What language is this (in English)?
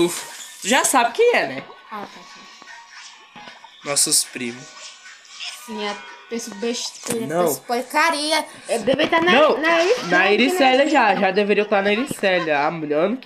Portuguese